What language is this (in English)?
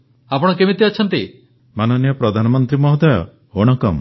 Odia